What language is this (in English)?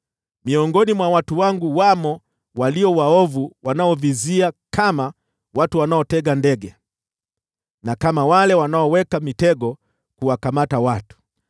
Swahili